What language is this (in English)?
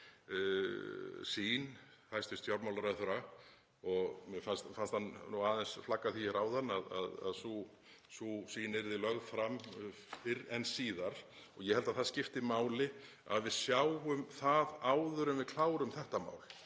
Icelandic